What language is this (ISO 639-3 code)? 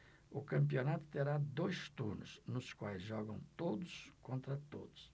por